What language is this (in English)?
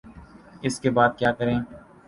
Urdu